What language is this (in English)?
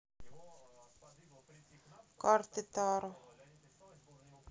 Russian